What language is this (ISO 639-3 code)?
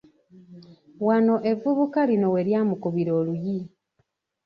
lug